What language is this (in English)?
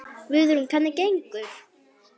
Icelandic